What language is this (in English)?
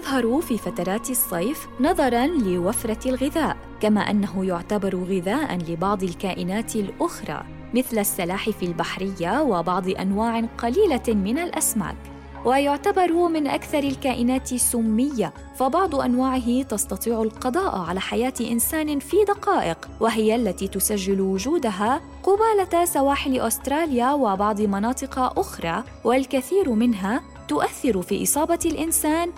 Arabic